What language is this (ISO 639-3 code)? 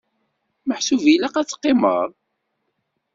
kab